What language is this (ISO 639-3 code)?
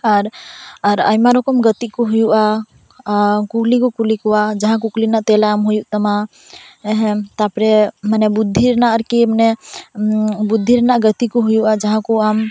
sat